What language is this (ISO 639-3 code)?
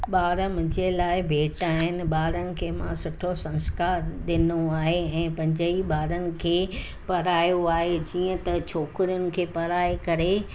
snd